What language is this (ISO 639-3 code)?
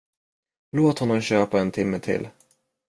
swe